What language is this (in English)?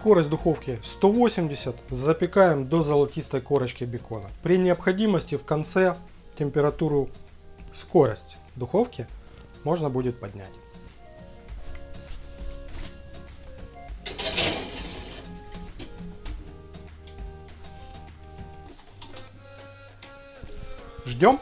Russian